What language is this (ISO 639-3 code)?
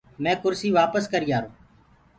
ggg